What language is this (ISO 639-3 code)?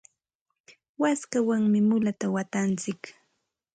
qxt